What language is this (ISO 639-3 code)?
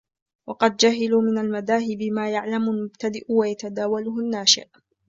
ara